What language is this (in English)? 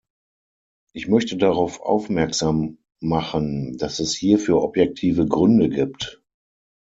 German